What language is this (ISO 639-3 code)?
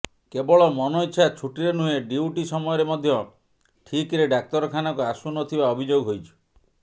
ori